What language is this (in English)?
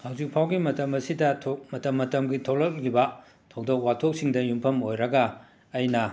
Manipuri